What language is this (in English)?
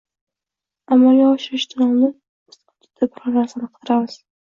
Uzbek